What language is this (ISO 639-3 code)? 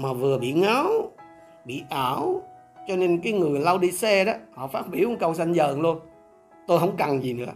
vie